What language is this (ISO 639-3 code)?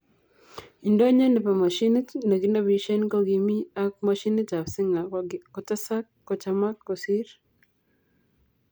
kln